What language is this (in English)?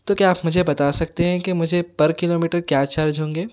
Urdu